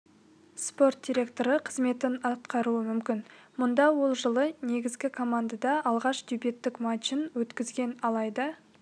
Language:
Kazakh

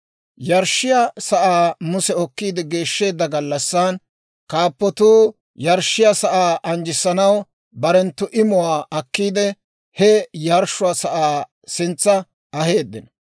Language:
Dawro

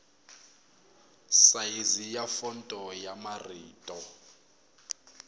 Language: Tsonga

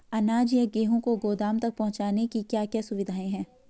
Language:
Hindi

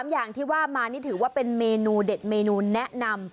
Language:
Thai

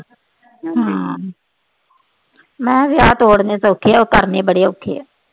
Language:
Punjabi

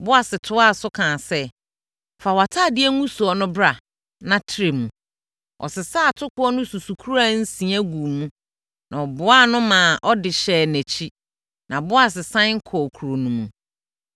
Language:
Akan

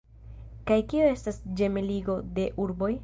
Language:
Esperanto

